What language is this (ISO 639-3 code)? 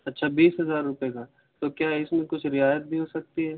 urd